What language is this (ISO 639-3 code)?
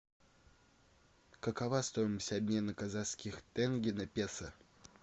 rus